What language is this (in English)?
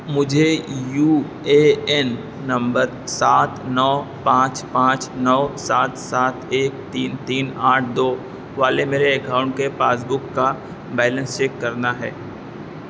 Urdu